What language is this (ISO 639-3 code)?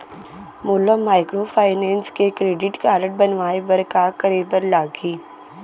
hne